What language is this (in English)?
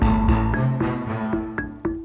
Indonesian